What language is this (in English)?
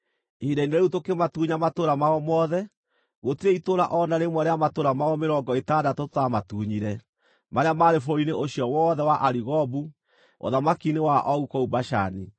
Kikuyu